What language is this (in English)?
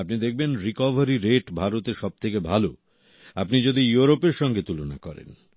Bangla